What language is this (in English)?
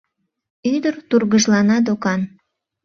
Mari